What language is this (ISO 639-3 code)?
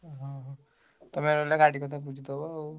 ori